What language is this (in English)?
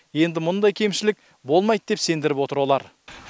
Kazakh